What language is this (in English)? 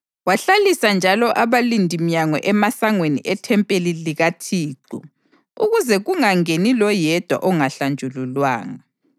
North Ndebele